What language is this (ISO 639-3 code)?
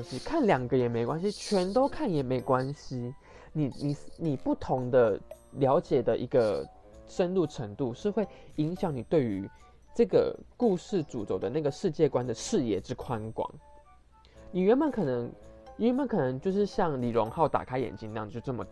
zho